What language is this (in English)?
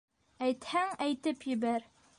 Bashkir